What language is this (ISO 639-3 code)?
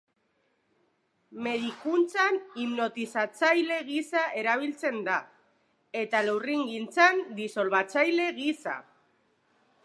eus